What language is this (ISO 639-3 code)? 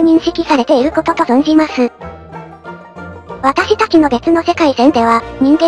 jpn